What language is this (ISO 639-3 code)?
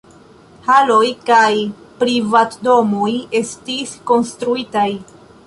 epo